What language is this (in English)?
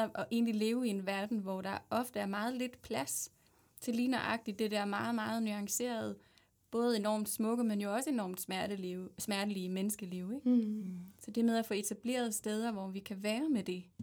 Danish